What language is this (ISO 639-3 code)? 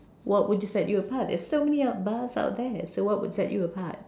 eng